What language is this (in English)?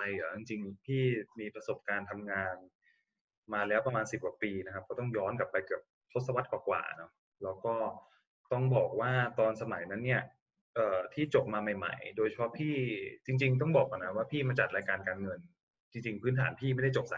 Thai